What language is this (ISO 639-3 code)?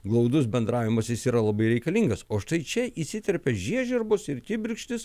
lit